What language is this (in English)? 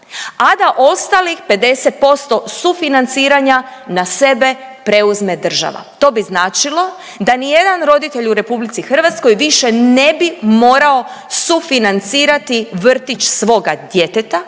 Croatian